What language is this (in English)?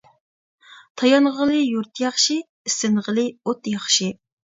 Uyghur